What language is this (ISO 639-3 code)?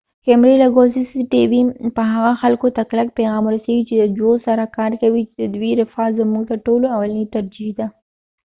pus